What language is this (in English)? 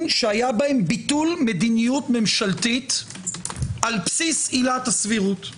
Hebrew